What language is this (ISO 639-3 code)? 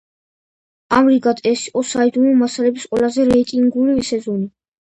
kat